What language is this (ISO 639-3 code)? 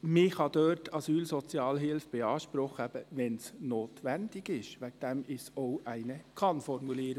gsw